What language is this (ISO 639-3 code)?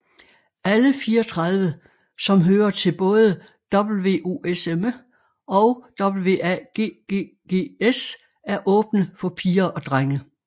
dan